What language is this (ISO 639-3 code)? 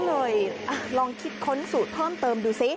tha